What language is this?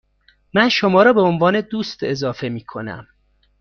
Persian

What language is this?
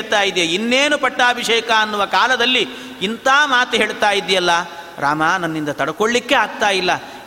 Kannada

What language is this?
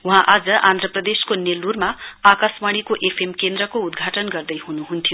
Nepali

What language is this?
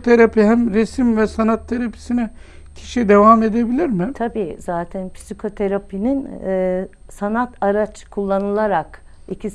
Turkish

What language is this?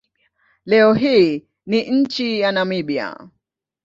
Swahili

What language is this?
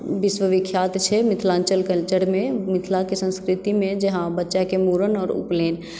Maithili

